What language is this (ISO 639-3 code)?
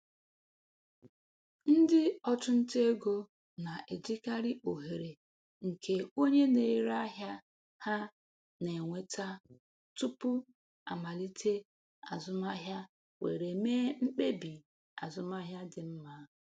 ibo